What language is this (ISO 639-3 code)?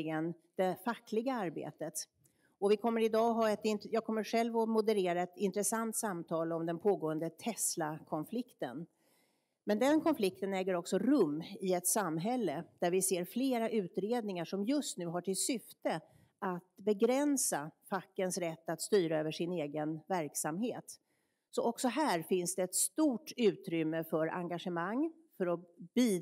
swe